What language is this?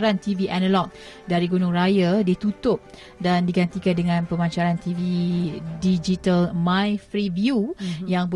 Malay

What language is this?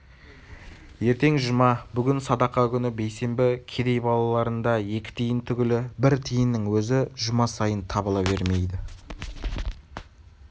Kazakh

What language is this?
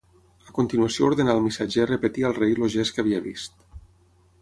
Catalan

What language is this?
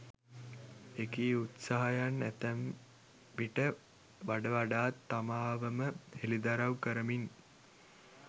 Sinhala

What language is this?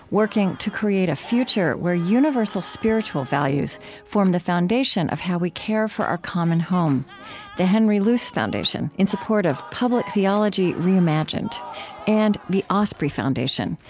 English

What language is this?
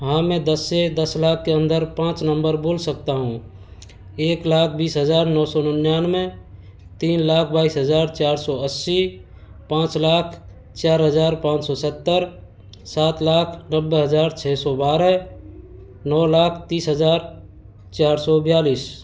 Hindi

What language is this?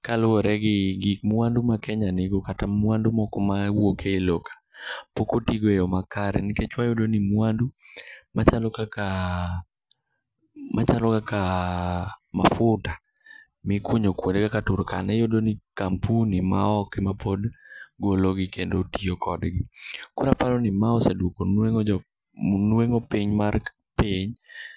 Luo (Kenya and Tanzania)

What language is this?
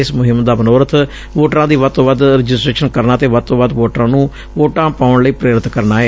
Punjabi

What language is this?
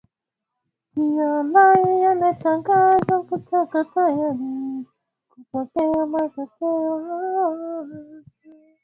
Swahili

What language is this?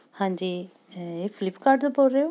Punjabi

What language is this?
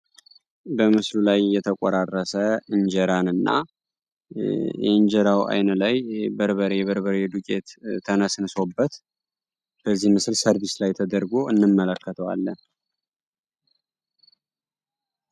Amharic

